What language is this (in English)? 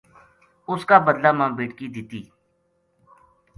Gujari